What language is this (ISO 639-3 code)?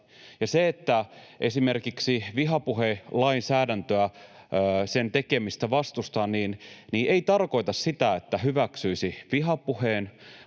fin